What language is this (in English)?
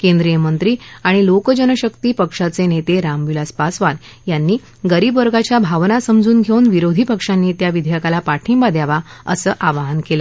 Marathi